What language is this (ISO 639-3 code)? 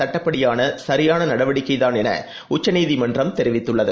tam